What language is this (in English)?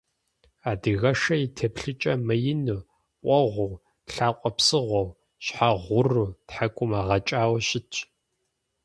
Kabardian